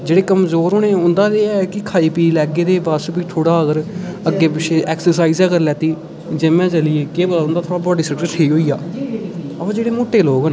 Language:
Dogri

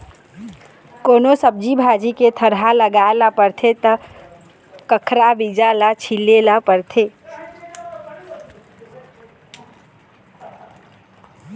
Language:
Chhattisgarhi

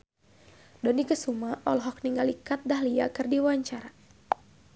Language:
Sundanese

